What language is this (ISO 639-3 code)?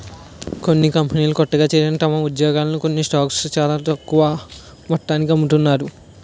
tel